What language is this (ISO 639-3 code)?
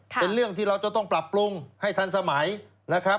tha